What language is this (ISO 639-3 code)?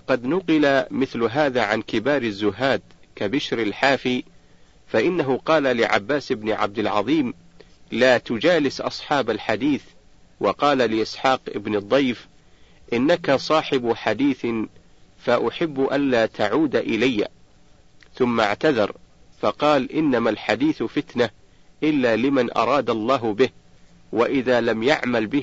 ara